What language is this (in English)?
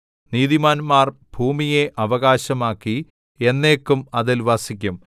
Malayalam